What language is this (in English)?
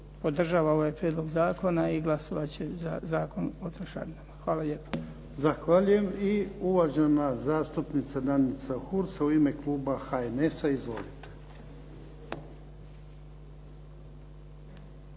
Croatian